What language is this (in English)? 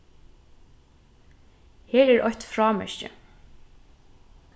Faroese